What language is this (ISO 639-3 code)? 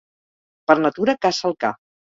cat